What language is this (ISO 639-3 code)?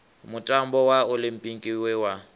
ven